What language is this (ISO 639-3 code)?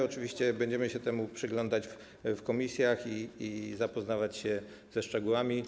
pol